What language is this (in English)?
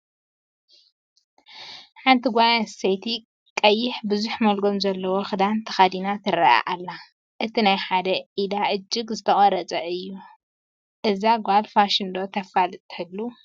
Tigrinya